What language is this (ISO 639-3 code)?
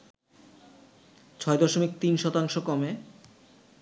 ben